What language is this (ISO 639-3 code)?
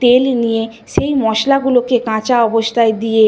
ben